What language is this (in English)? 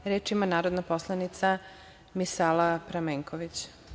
Serbian